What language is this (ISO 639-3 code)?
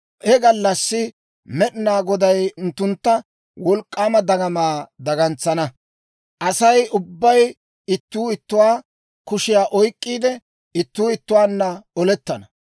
dwr